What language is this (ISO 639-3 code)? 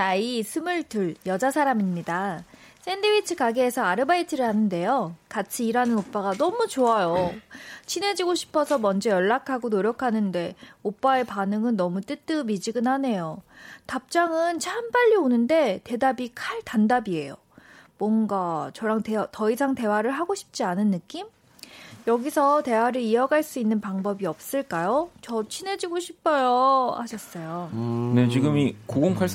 kor